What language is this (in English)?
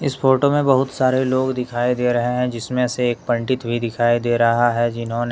Hindi